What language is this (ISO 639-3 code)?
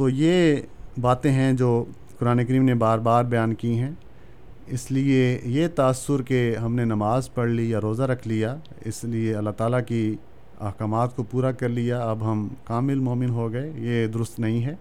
urd